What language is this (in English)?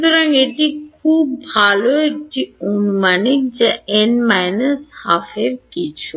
Bangla